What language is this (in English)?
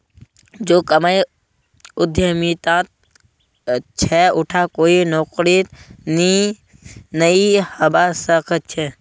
Magahi